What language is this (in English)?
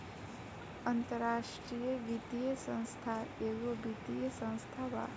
Bhojpuri